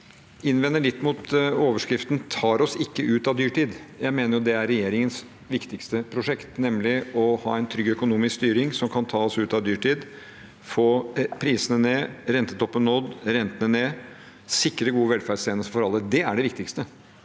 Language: Norwegian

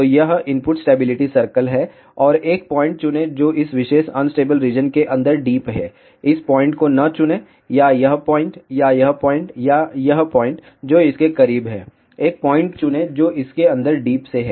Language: Hindi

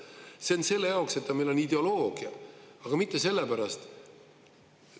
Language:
Estonian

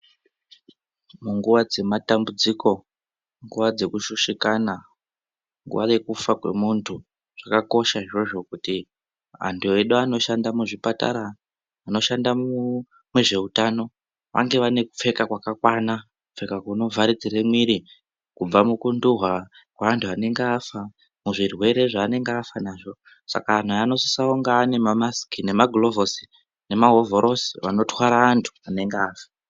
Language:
Ndau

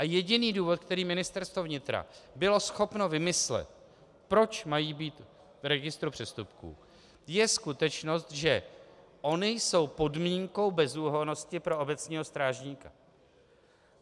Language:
Czech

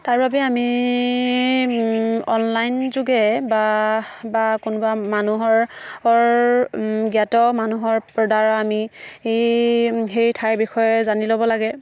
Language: Assamese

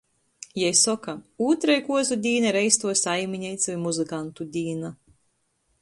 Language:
Latgalian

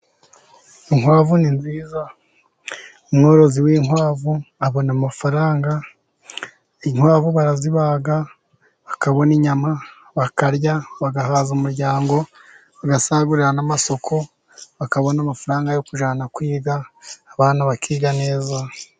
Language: Kinyarwanda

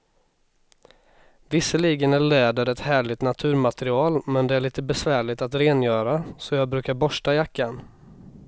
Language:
Swedish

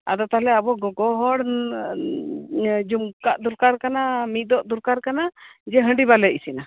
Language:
Santali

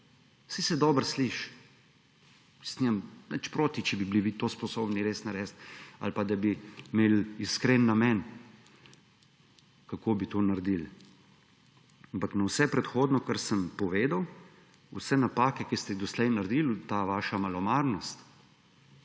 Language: Slovenian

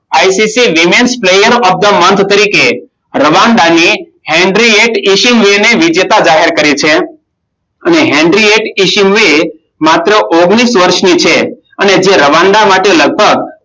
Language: Gujarati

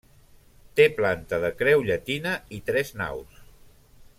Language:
Catalan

